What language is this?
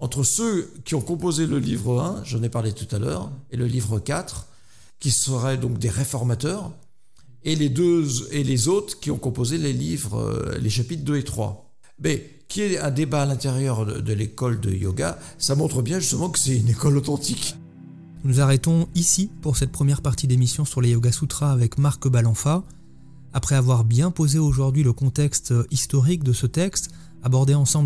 French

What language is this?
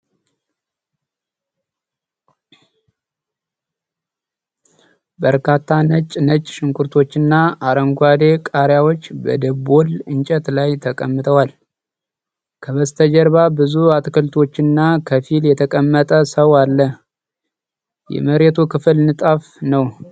Amharic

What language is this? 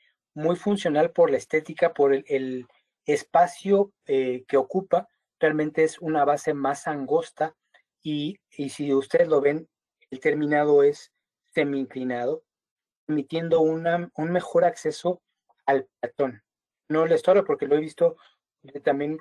Spanish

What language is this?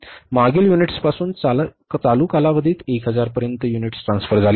Marathi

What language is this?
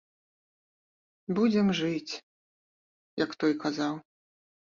Belarusian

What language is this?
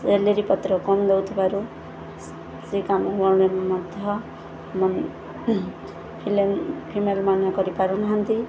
Odia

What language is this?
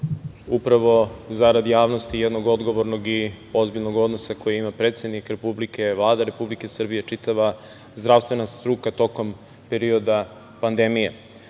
Serbian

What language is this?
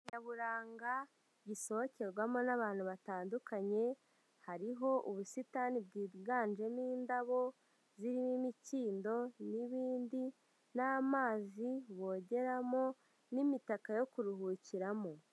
Kinyarwanda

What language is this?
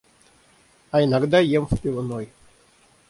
Russian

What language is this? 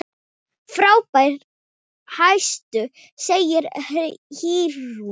Icelandic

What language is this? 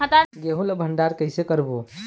Chhattisgarhi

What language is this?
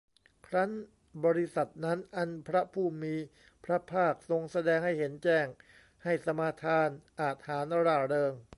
Thai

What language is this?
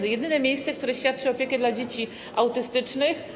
Polish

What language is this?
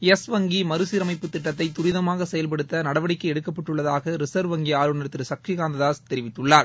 Tamil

